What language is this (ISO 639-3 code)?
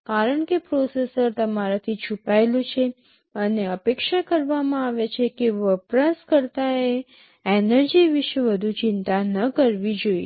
guj